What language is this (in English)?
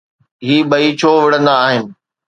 Sindhi